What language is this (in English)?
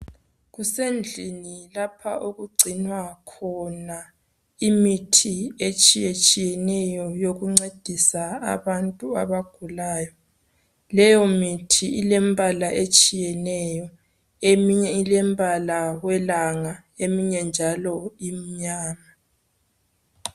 North Ndebele